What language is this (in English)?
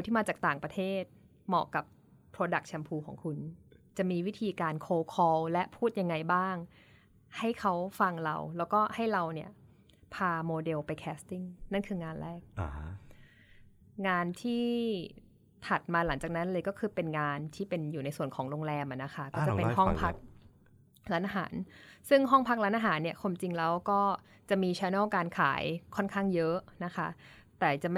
Thai